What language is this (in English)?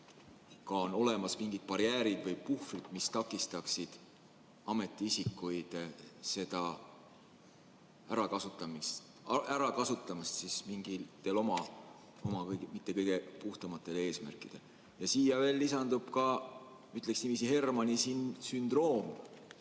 Estonian